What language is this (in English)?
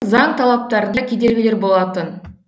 Kazakh